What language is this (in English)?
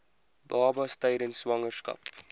Afrikaans